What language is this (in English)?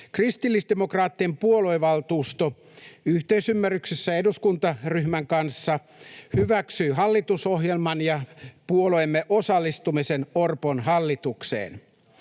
Finnish